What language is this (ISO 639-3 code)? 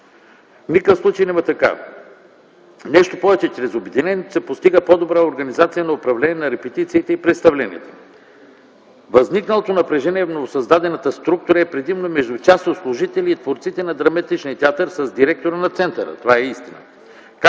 bul